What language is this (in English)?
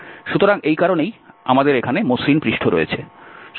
Bangla